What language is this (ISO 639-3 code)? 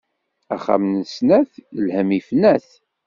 kab